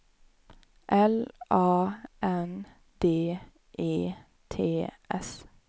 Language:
Swedish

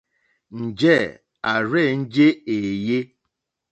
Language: Mokpwe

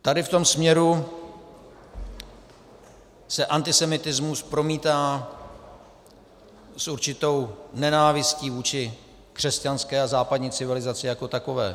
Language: Czech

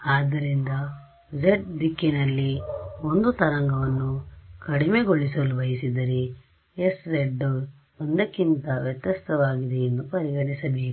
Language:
Kannada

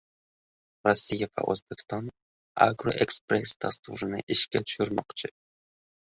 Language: Uzbek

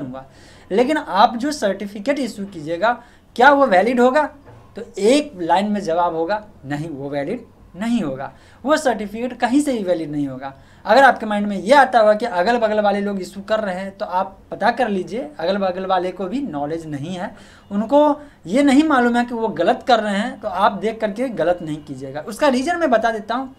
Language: Hindi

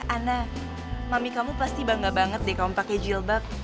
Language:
Indonesian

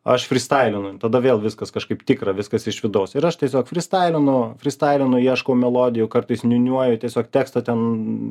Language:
Lithuanian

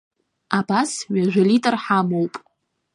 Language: Abkhazian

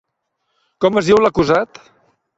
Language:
Catalan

